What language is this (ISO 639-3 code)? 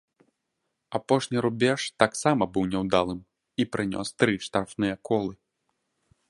bel